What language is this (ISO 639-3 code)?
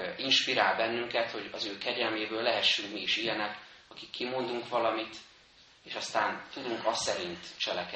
hun